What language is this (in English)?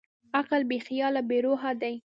Pashto